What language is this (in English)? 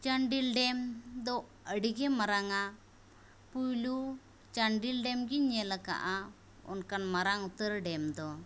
Santali